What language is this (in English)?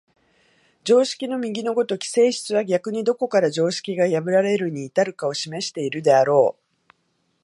Japanese